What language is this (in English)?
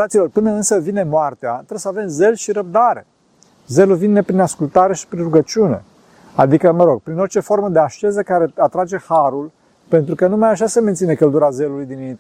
Romanian